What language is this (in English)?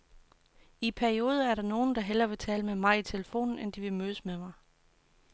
Danish